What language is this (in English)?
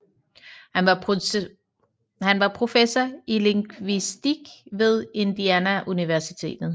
Danish